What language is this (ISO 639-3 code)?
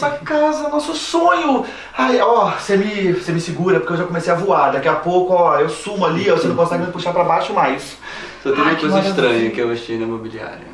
por